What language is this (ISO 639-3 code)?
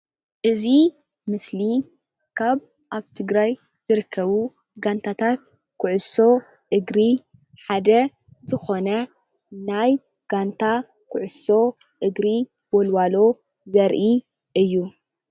tir